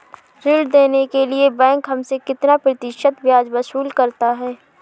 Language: Hindi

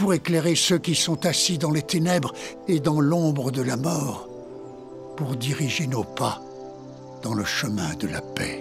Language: French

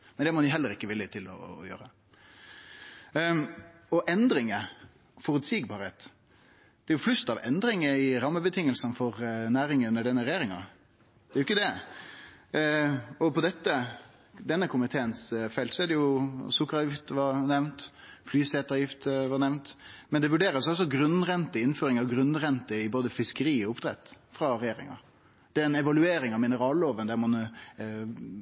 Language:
Norwegian Nynorsk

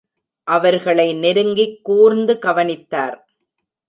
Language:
Tamil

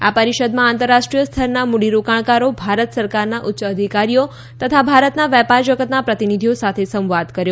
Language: Gujarati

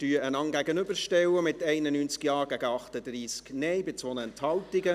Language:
Swiss German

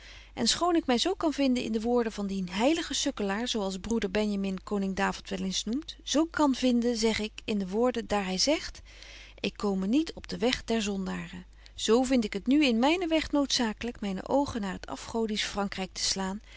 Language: Dutch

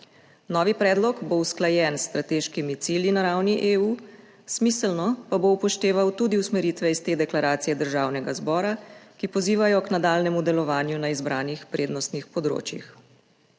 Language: Slovenian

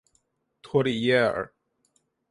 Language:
Chinese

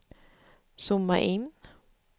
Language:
Swedish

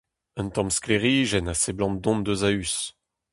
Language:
Breton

